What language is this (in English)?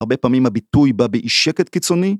Hebrew